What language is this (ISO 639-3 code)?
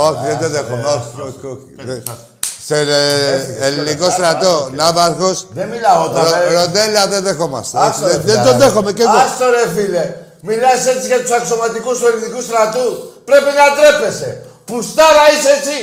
ell